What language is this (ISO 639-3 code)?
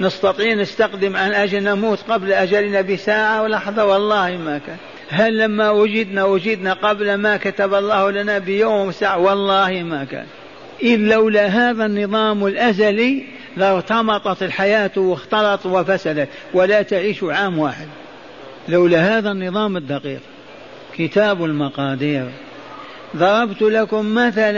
ara